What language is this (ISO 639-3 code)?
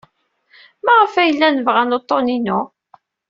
kab